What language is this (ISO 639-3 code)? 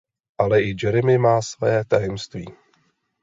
ces